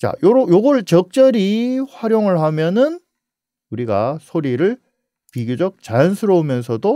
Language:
Korean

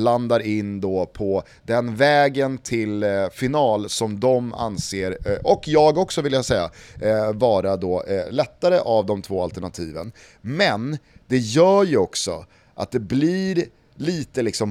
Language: Swedish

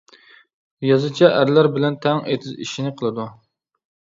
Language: Uyghur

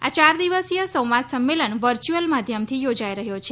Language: Gujarati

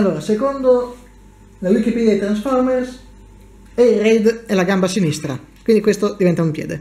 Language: Italian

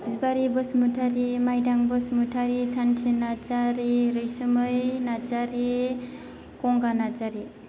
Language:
Bodo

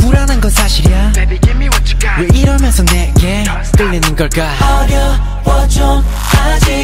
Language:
Korean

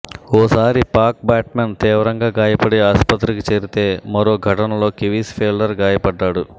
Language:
Telugu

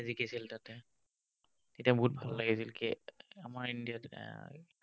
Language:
Assamese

